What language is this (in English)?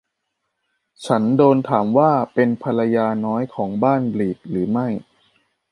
Thai